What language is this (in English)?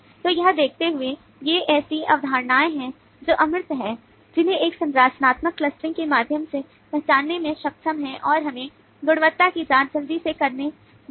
Hindi